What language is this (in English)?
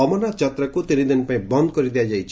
Odia